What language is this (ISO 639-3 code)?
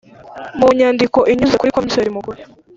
kin